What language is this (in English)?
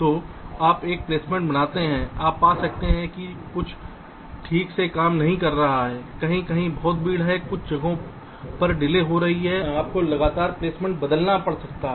Hindi